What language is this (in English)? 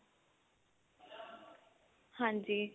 Punjabi